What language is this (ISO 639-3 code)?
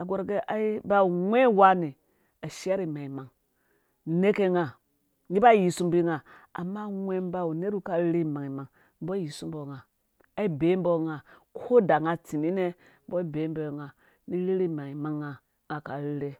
ldb